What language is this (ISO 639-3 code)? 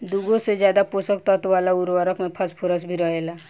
bho